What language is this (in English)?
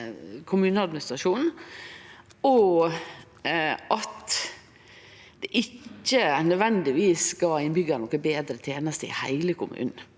Norwegian